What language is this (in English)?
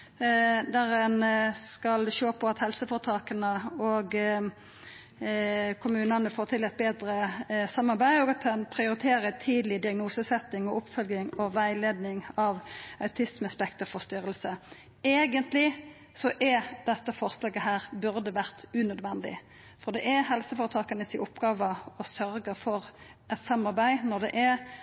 Norwegian Nynorsk